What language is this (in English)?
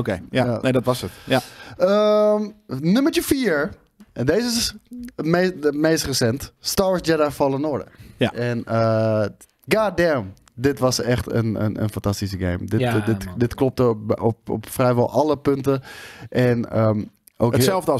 Dutch